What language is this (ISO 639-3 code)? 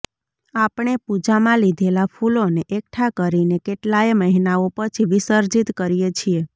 guj